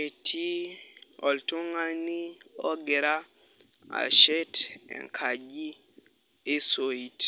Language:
Masai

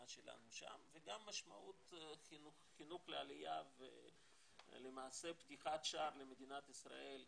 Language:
Hebrew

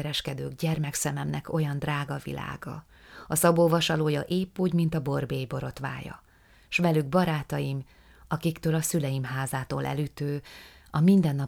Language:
Hungarian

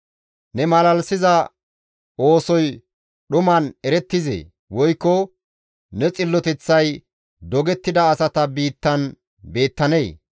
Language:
Gamo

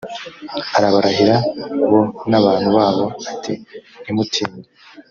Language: Kinyarwanda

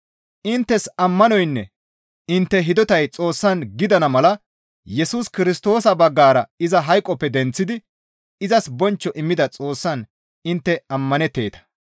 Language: Gamo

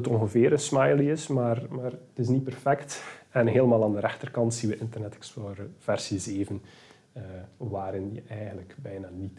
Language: Dutch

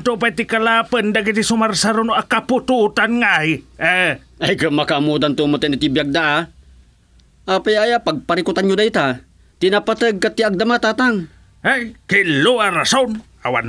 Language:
Filipino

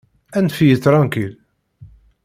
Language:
Kabyle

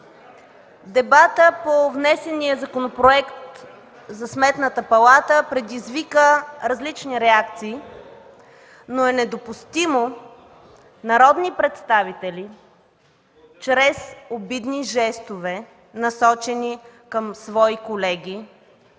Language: Bulgarian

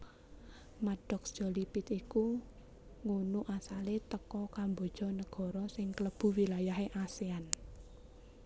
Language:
Javanese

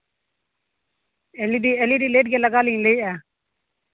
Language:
Santali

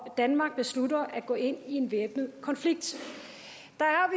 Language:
Danish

